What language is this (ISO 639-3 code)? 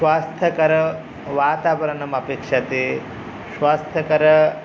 san